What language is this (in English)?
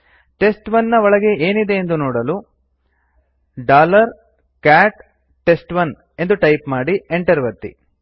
Kannada